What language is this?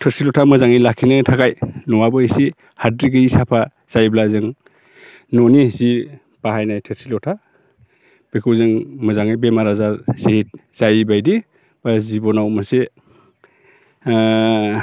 Bodo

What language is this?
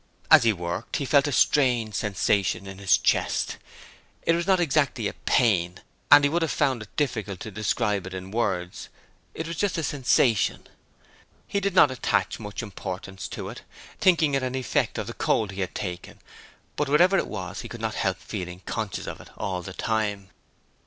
English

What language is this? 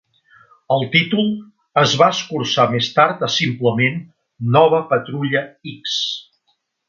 Catalan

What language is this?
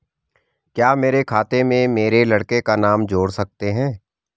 Hindi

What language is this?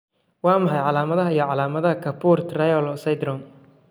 Somali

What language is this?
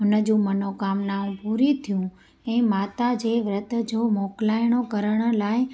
Sindhi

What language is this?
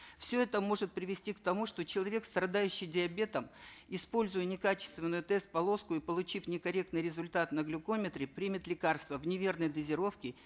Kazakh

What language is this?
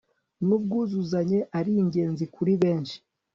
Kinyarwanda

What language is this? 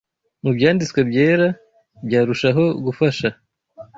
Kinyarwanda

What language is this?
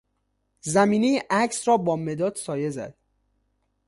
Persian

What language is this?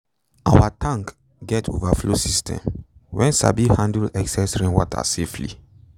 Nigerian Pidgin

